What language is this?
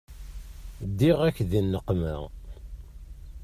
Kabyle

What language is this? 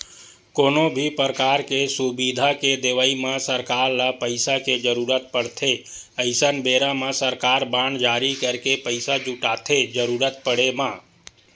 Chhattisgarhi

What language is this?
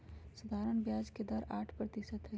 Magahi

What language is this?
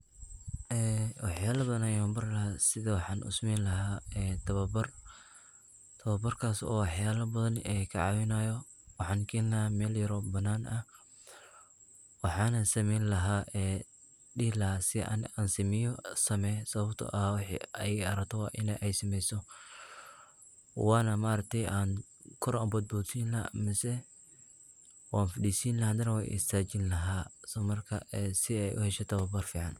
Somali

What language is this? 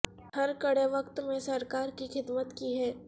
Urdu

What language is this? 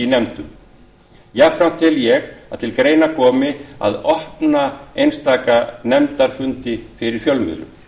Icelandic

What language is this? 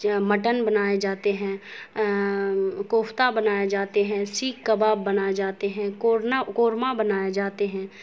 Urdu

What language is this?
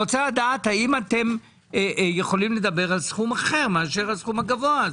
Hebrew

